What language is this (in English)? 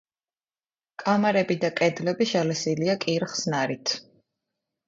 Georgian